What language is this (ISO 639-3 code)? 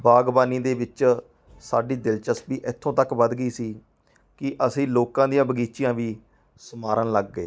pan